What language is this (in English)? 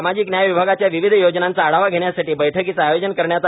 Marathi